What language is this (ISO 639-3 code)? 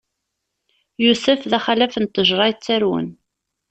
kab